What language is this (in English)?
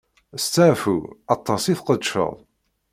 Kabyle